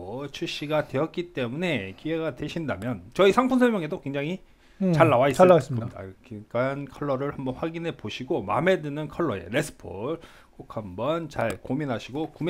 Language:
Korean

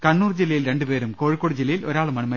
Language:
Malayalam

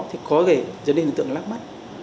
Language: Vietnamese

